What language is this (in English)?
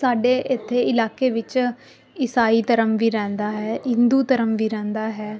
Punjabi